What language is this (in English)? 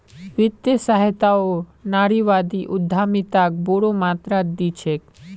Magahi